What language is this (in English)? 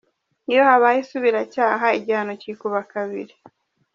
Kinyarwanda